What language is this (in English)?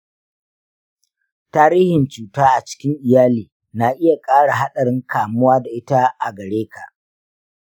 Hausa